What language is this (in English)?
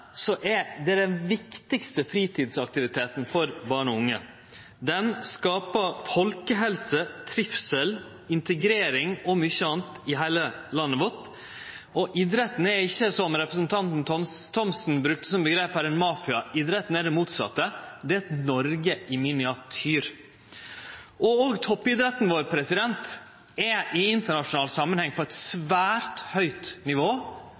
Norwegian Nynorsk